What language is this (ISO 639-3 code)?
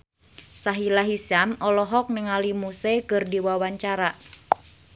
sun